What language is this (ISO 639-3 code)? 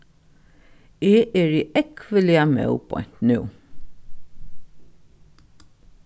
fao